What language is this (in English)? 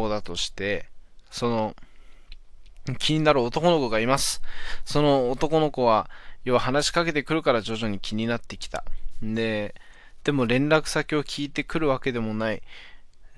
Japanese